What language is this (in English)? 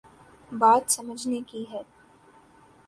Urdu